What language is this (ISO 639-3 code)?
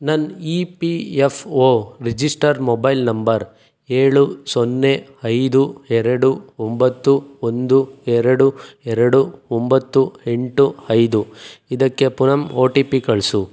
kan